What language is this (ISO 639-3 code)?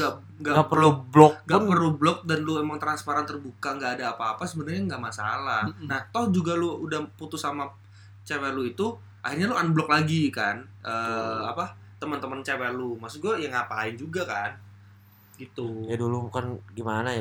ind